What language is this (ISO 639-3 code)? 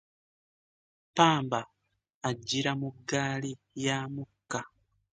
lug